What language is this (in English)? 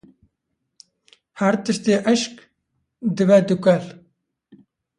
Kurdish